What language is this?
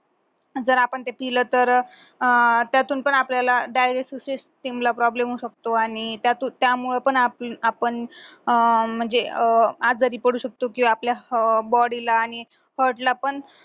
Marathi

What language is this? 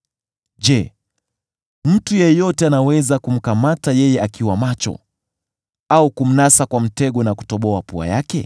Swahili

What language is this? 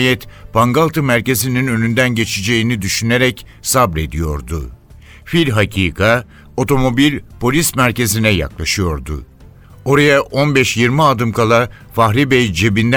Turkish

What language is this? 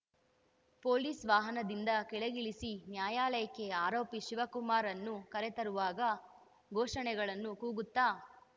Kannada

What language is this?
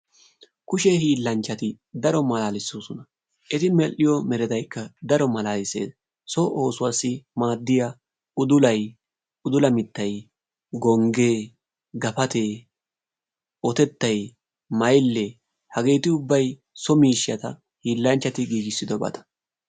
Wolaytta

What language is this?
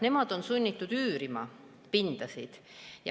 Estonian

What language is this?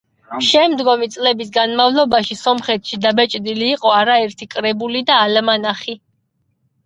Georgian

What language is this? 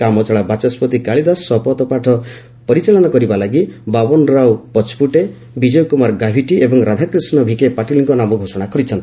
Odia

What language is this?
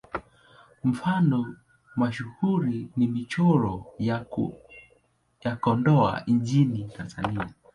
Swahili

